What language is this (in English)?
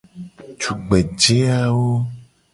Gen